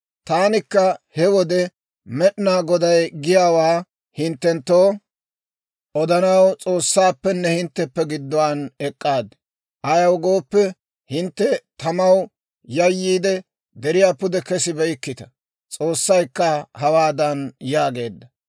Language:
Dawro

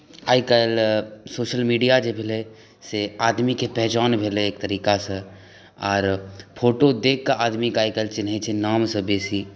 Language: Maithili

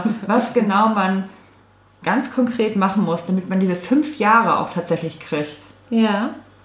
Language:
German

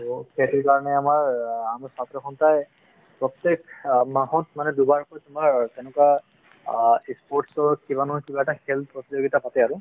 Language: Assamese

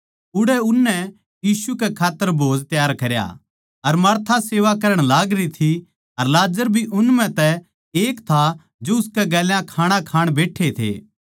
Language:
Haryanvi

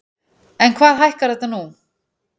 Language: Icelandic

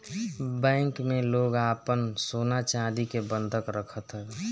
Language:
Bhojpuri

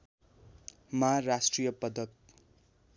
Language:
Nepali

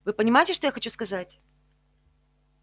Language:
Russian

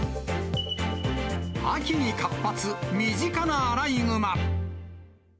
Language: Japanese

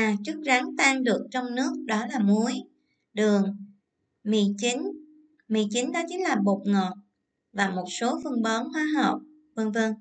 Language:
Vietnamese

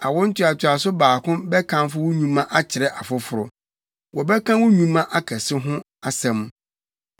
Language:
Akan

